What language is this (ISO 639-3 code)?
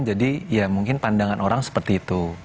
ind